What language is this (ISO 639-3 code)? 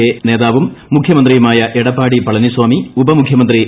mal